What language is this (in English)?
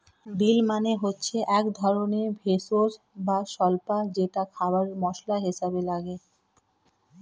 Bangla